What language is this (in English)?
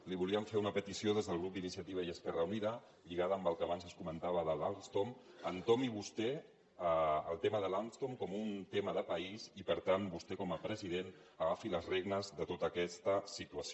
Catalan